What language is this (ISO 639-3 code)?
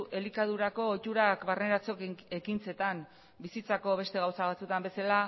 eus